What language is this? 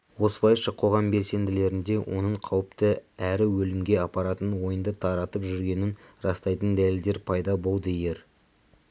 Kazakh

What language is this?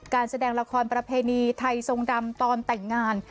Thai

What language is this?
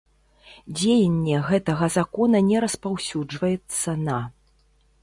Belarusian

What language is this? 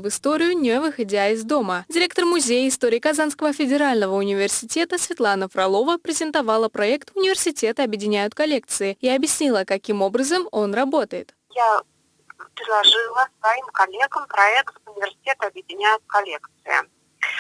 Russian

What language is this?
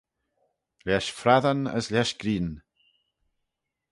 Manx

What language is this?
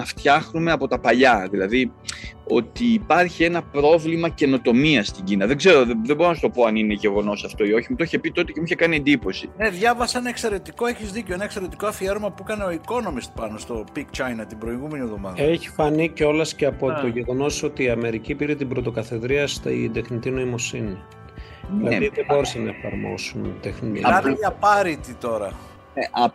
Greek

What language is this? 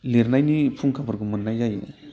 Bodo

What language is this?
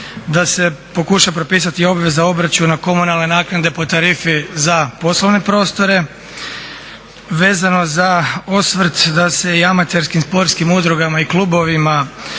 Croatian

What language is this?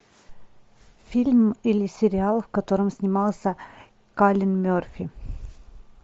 Russian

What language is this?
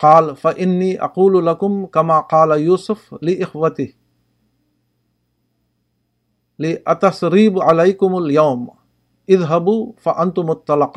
Urdu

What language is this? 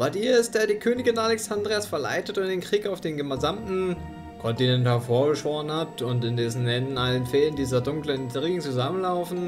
German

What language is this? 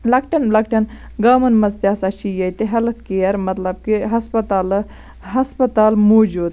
Kashmiri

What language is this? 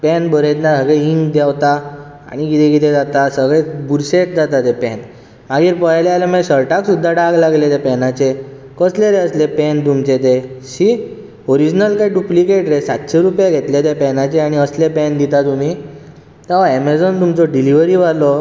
Konkani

